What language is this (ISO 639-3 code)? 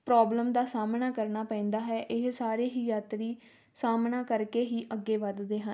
pan